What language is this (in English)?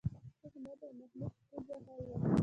Pashto